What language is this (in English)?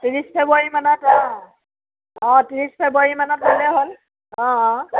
Assamese